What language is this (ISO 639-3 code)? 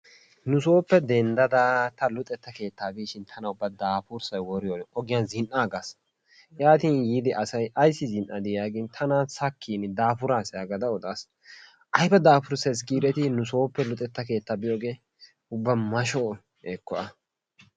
wal